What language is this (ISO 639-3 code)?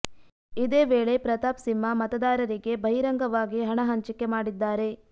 kan